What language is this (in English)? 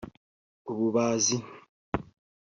Kinyarwanda